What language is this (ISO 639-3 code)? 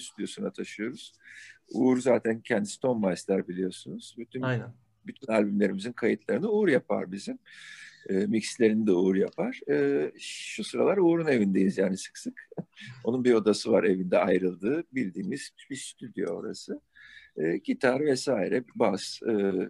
tur